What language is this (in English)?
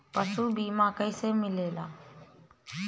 Bhojpuri